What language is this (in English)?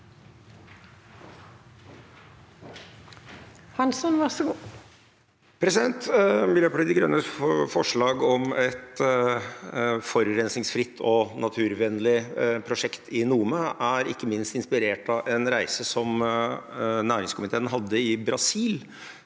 Norwegian